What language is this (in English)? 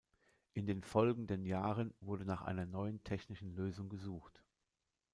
German